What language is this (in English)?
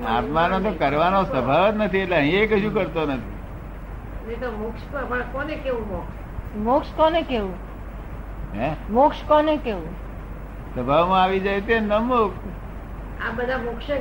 Gujarati